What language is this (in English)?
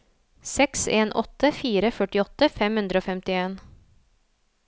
Norwegian